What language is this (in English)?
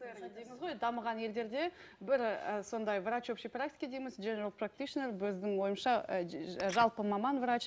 Kazakh